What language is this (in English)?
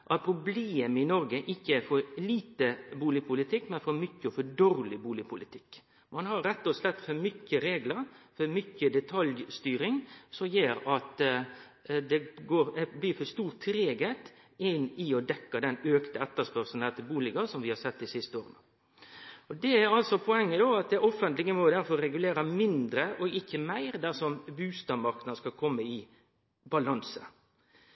Norwegian Nynorsk